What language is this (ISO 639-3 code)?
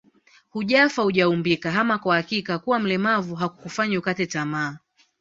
swa